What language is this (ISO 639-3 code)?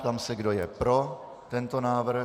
ces